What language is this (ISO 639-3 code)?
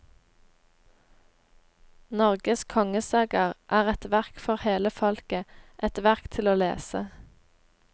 nor